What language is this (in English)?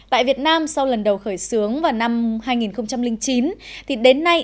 Vietnamese